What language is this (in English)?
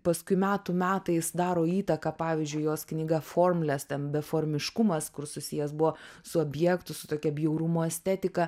Lithuanian